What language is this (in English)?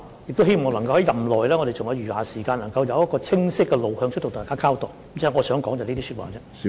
Cantonese